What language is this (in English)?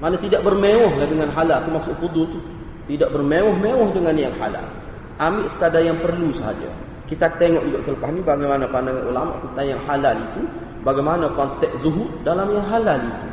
Malay